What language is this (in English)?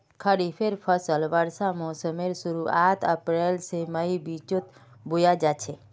Magahi